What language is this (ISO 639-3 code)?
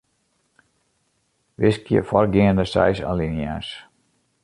fry